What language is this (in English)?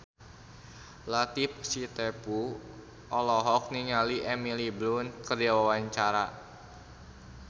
Sundanese